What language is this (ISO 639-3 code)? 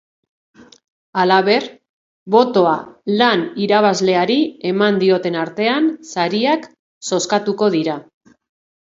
eus